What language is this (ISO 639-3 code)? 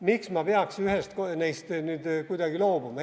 est